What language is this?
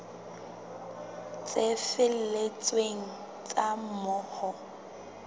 Southern Sotho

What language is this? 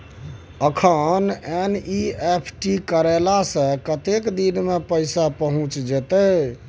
Maithili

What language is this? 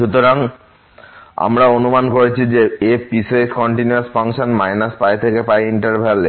Bangla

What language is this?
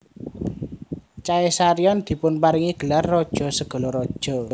Javanese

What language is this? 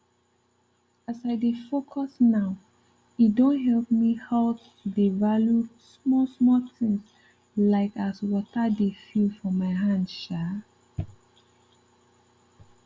Nigerian Pidgin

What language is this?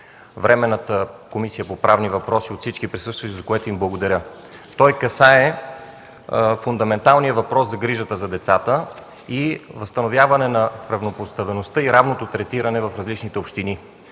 Bulgarian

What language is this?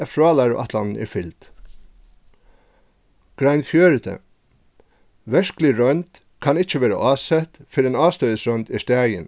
Faroese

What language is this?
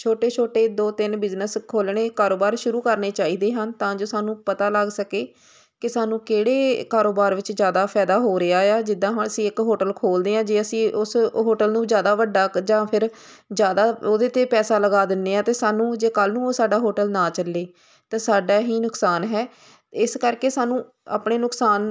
Punjabi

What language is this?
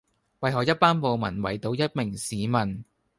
Cantonese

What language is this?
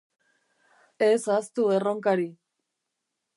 Basque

